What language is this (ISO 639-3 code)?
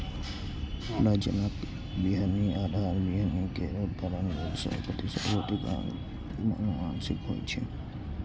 mai